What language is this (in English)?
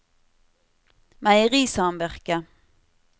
Norwegian